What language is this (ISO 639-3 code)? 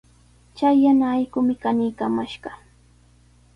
qws